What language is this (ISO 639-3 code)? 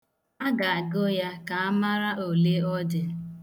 ibo